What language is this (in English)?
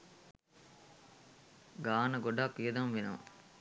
Sinhala